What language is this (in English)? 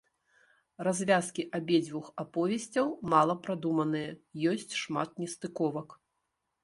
Belarusian